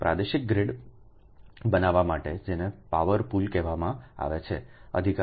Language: Gujarati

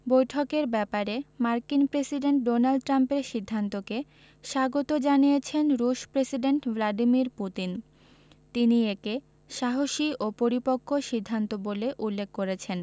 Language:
Bangla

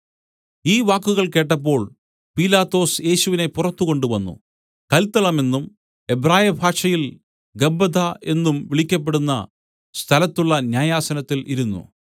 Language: Malayalam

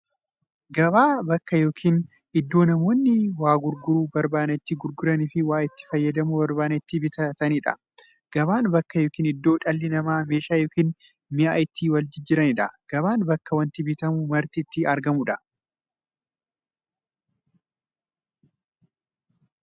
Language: Oromo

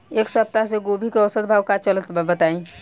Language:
Bhojpuri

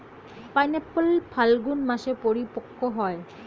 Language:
Bangla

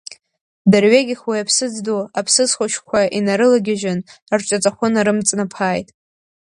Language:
Abkhazian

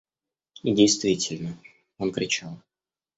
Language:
Russian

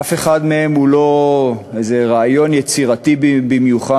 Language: Hebrew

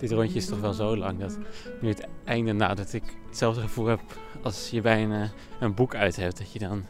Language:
Dutch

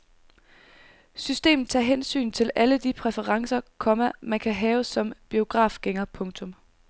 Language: Danish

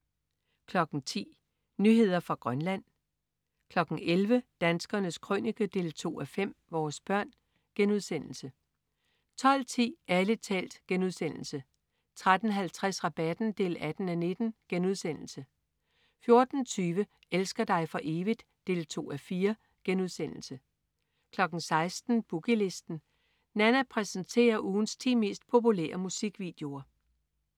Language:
Danish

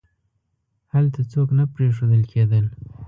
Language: Pashto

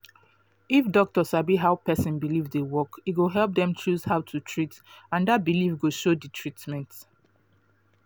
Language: Nigerian Pidgin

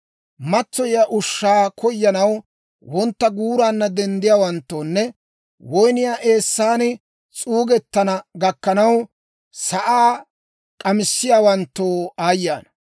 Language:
Dawro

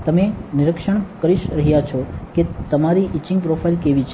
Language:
Gujarati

